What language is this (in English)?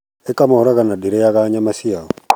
Kikuyu